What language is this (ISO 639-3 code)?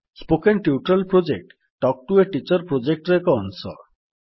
ori